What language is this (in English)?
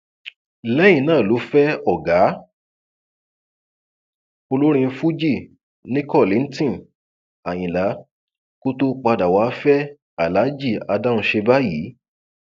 Yoruba